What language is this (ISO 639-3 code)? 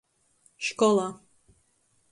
ltg